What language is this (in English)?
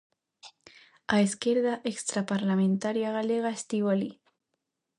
Galician